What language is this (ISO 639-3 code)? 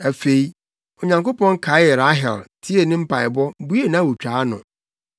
aka